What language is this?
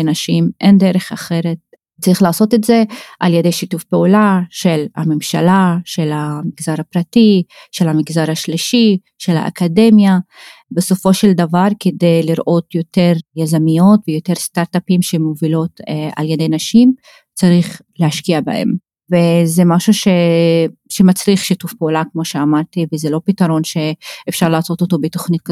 Hebrew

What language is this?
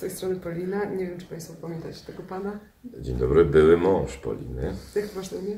Polish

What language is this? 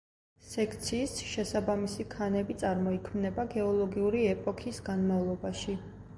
Georgian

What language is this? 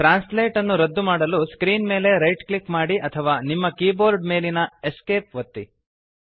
Kannada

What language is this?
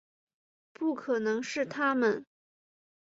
Chinese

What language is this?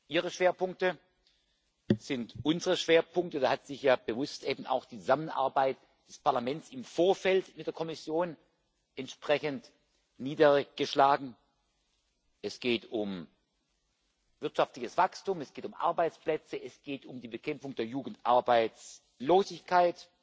German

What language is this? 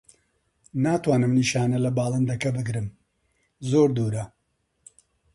Central Kurdish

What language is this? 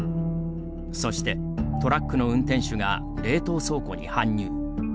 Japanese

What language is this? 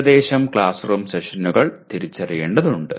Malayalam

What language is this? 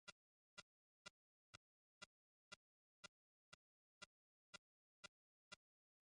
Bangla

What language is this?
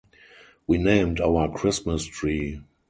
English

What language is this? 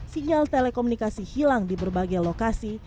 Indonesian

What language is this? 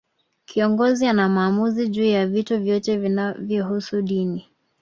Swahili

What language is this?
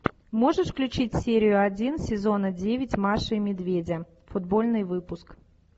Russian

